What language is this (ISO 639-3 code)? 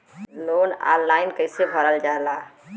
bho